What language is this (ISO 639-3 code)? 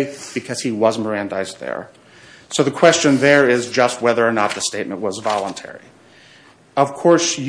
eng